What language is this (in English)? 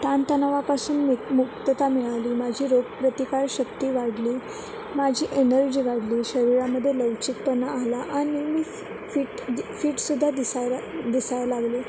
Marathi